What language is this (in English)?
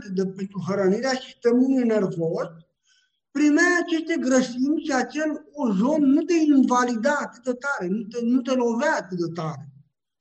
Romanian